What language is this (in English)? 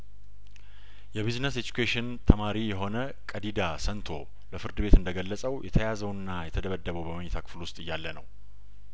Amharic